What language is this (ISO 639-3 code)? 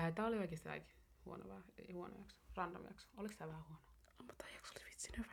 fin